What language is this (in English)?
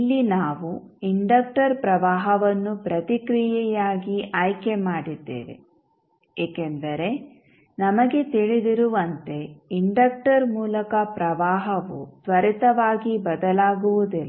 Kannada